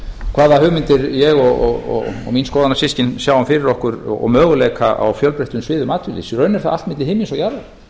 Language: Icelandic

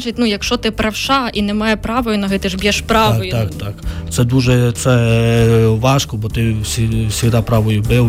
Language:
Ukrainian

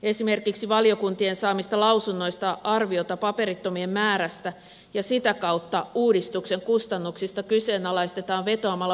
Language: Finnish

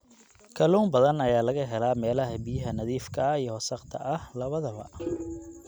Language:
Somali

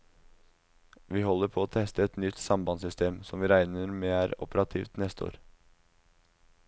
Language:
Norwegian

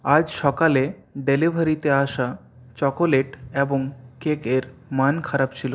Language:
Bangla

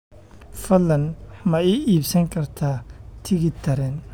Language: Somali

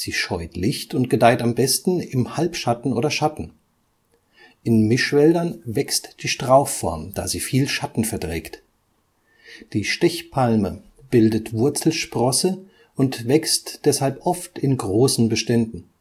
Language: German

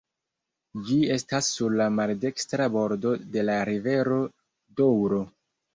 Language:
Esperanto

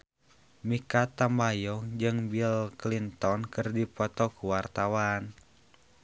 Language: Sundanese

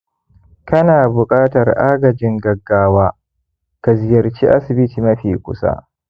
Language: Hausa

